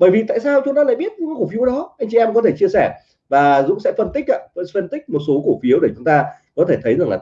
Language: Vietnamese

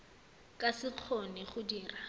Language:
Tswana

